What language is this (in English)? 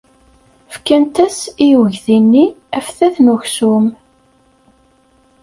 Kabyle